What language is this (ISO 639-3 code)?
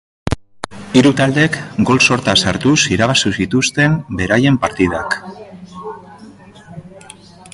eus